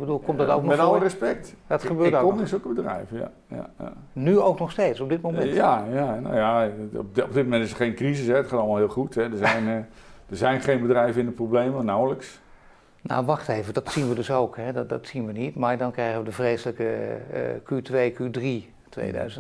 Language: Dutch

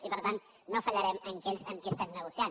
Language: Catalan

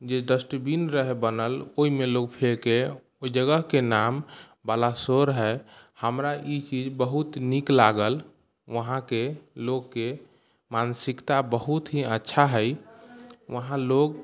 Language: Maithili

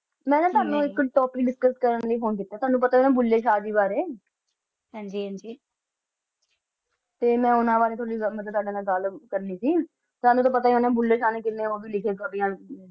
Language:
Punjabi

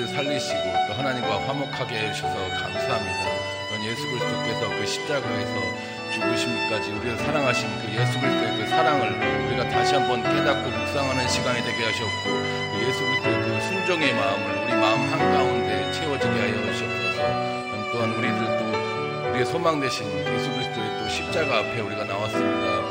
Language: Korean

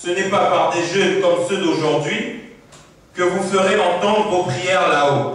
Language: French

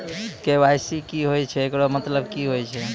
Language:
Maithili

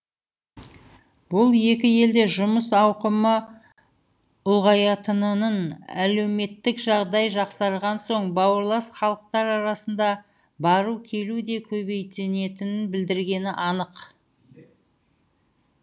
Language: Kazakh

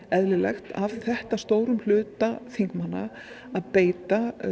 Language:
Icelandic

